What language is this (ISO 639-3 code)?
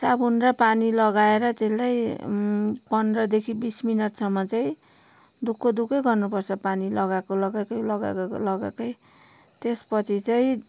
nep